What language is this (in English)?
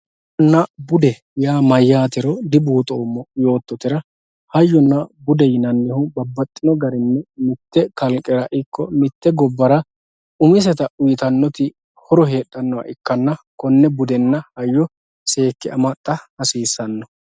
Sidamo